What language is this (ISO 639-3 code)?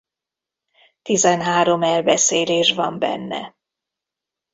hun